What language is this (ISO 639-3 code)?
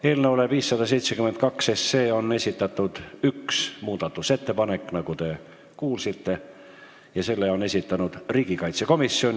est